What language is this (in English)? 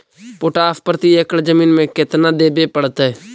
Magahi